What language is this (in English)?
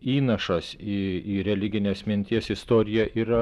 Lithuanian